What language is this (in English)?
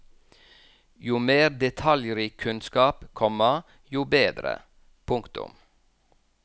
Norwegian